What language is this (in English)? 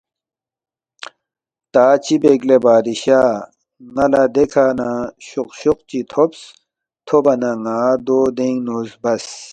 Balti